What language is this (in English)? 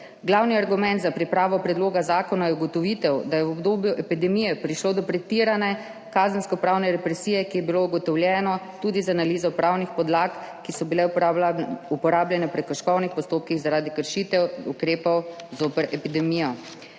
Slovenian